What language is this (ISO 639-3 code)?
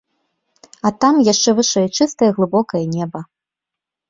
bel